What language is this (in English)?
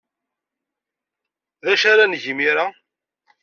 Kabyle